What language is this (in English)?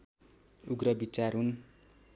Nepali